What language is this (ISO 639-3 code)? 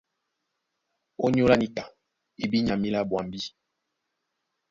dua